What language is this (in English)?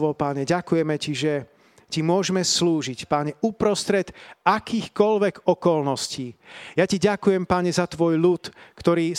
Slovak